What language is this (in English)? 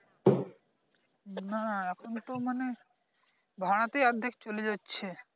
Bangla